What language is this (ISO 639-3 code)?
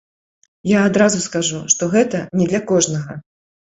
bel